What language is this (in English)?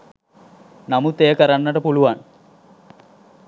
Sinhala